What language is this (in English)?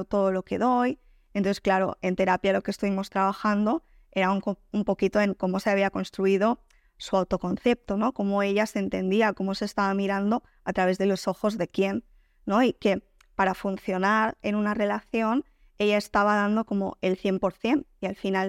Spanish